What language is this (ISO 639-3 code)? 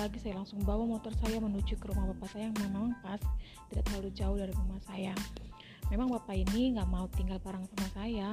ind